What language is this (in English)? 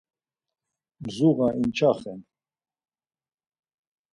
Laz